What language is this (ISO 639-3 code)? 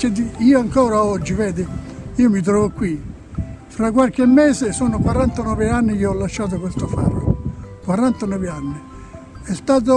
ita